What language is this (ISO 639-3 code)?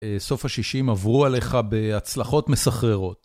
heb